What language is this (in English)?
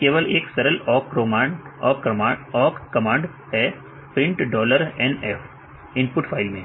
Hindi